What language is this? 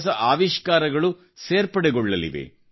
Kannada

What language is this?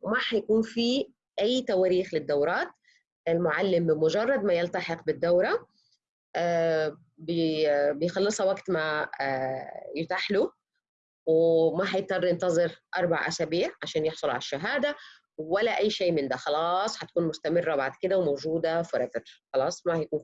Arabic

